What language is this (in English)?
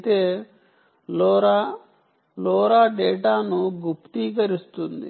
Telugu